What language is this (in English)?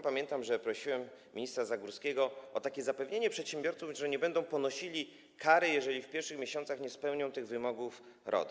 Polish